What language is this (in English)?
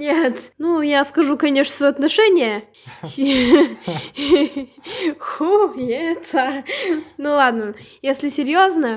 Russian